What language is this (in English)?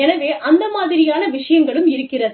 Tamil